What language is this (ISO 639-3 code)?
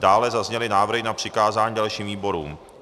ces